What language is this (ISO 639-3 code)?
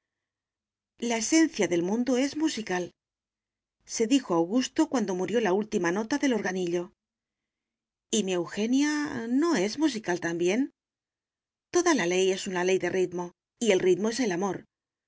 spa